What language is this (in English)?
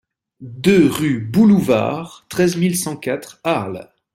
French